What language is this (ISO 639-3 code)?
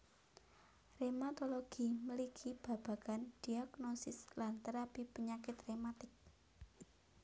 jav